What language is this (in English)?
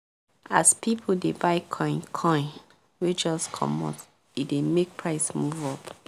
Nigerian Pidgin